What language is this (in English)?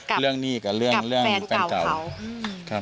Thai